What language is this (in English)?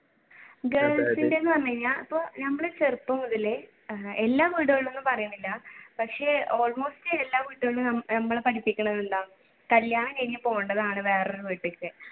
Malayalam